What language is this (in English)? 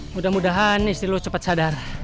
Indonesian